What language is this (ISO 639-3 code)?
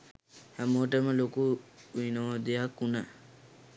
sin